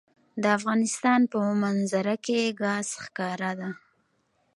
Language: Pashto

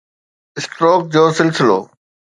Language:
Sindhi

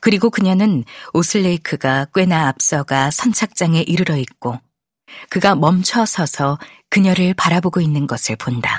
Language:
Korean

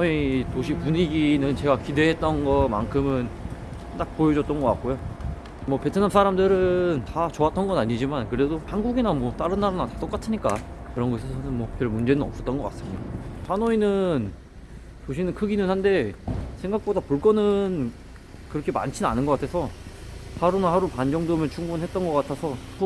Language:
Korean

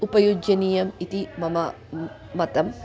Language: Sanskrit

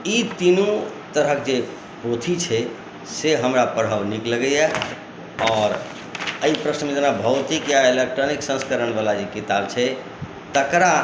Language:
Maithili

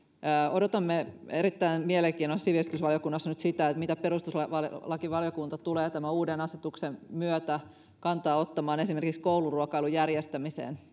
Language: Finnish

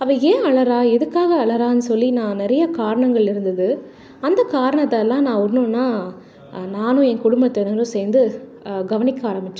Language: Tamil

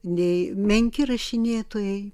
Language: Lithuanian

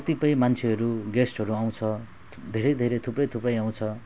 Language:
Nepali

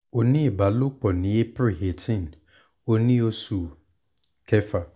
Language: Yoruba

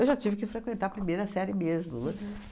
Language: Portuguese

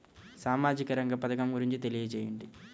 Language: Telugu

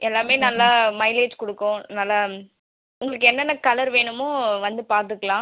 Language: Tamil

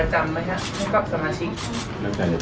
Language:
Thai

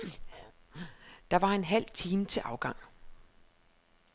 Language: Danish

